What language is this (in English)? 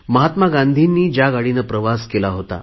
Marathi